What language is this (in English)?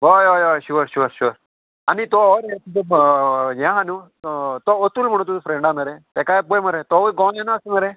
Konkani